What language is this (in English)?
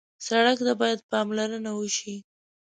Pashto